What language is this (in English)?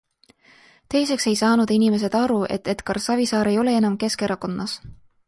Estonian